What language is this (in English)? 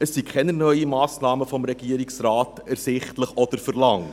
Swiss German